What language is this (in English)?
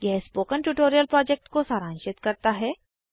Hindi